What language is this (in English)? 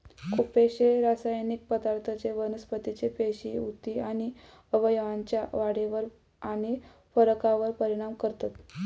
Marathi